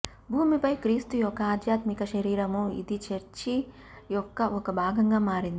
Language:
Telugu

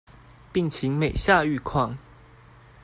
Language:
Chinese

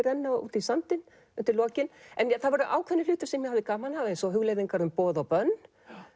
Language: Icelandic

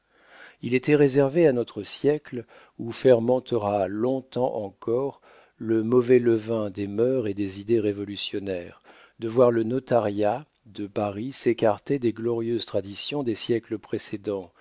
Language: French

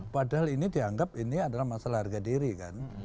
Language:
Indonesian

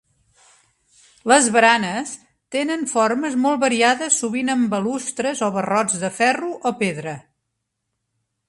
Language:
Catalan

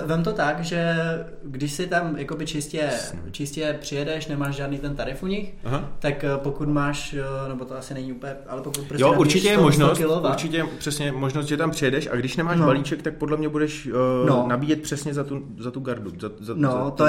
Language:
Czech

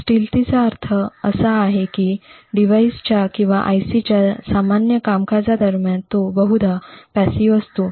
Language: Marathi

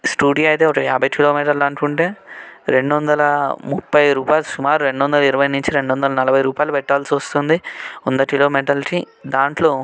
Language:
Telugu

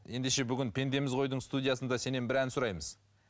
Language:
Kazakh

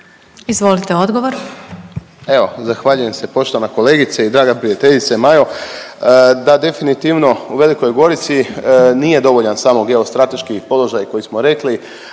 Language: Croatian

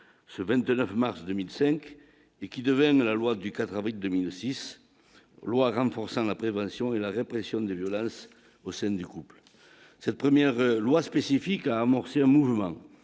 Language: French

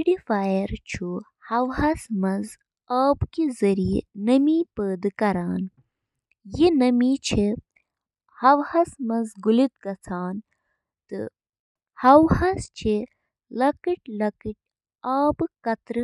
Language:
Kashmiri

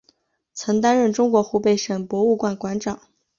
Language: Chinese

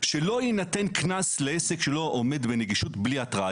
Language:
Hebrew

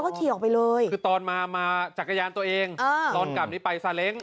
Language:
Thai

